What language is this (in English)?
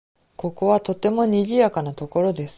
Japanese